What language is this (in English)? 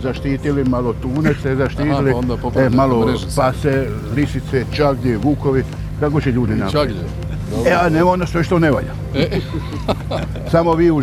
Croatian